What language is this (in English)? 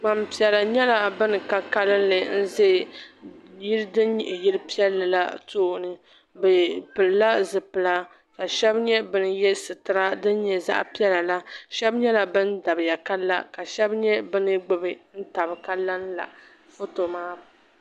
Dagbani